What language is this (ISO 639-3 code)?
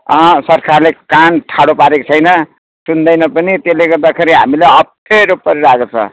nep